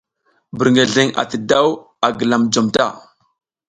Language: South Giziga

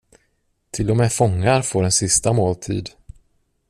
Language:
Swedish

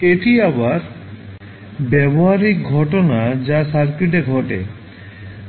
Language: Bangla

